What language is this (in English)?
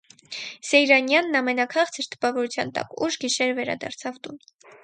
Armenian